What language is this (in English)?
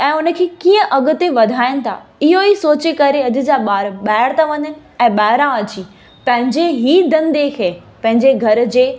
Sindhi